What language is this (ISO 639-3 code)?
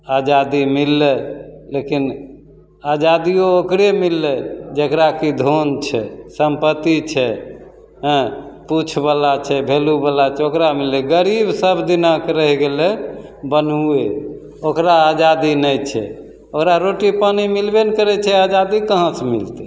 mai